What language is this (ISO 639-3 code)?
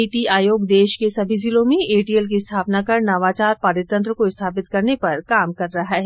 hin